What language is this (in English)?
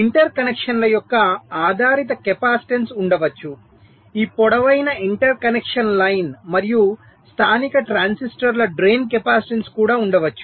Telugu